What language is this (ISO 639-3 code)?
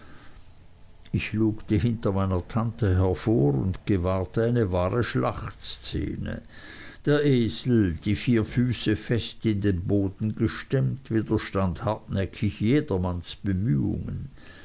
deu